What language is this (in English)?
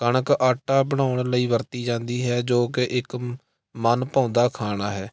Punjabi